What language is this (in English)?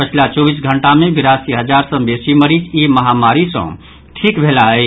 Maithili